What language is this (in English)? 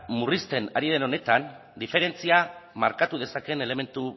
Basque